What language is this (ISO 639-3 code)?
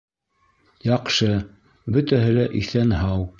bak